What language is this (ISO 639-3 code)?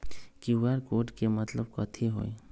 mag